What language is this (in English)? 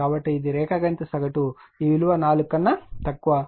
Telugu